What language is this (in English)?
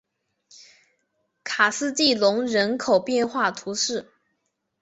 Chinese